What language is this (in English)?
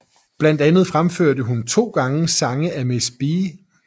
Danish